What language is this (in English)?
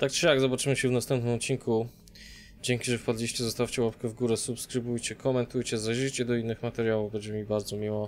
Polish